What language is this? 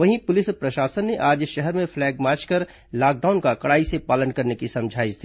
Hindi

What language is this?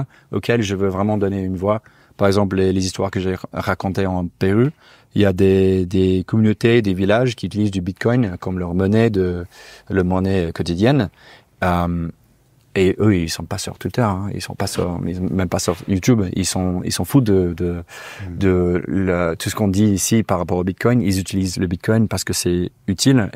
French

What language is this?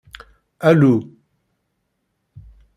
Kabyle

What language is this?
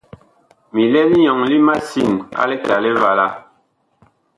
Bakoko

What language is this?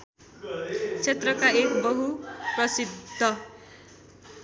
Nepali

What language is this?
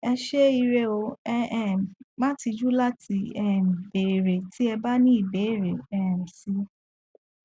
Yoruba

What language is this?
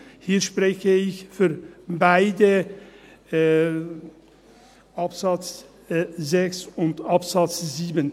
Swiss German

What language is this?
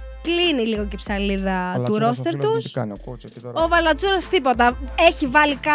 Greek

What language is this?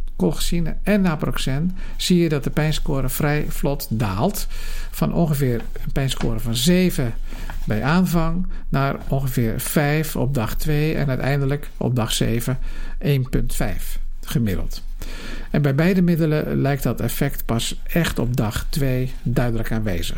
Dutch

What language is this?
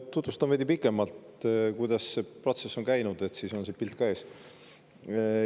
Estonian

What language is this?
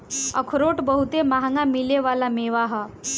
Bhojpuri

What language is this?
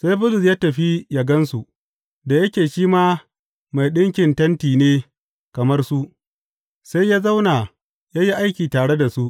Hausa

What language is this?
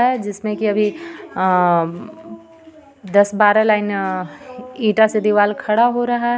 Hindi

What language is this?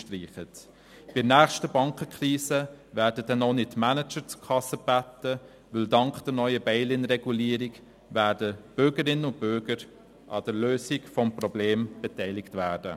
Swiss German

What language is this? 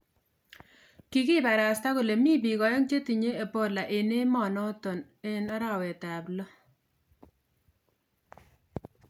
Kalenjin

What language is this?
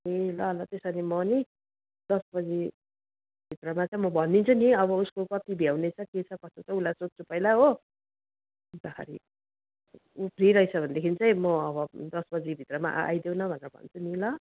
Nepali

